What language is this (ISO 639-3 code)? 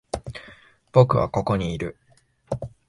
jpn